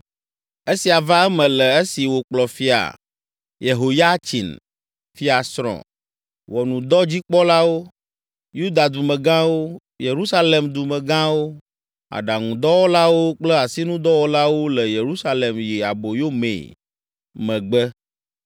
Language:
Ewe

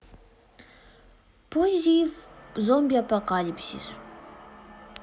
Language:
Russian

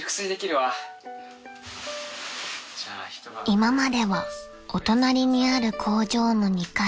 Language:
Japanese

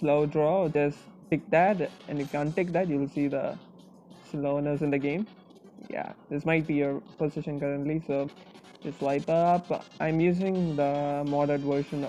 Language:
English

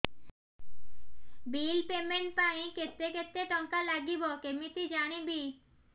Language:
Odia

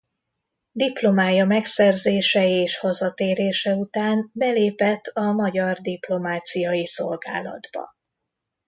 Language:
Hungarian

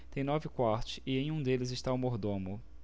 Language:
Portuguese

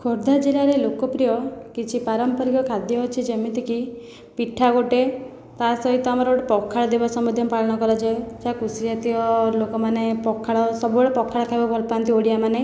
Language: Odia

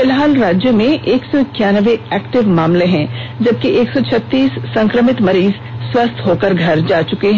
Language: Hindi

